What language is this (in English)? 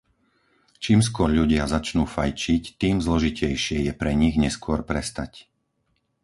Slovak